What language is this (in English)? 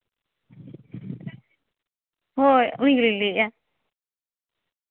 Santali